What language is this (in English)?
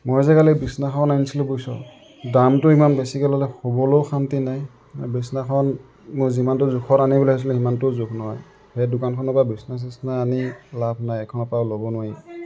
Assamese